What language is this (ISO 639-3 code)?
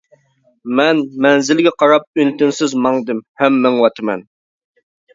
uig